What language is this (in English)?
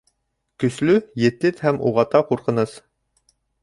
Bashkir